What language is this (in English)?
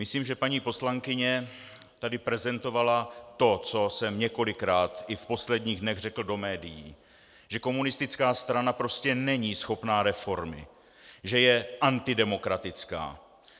Czech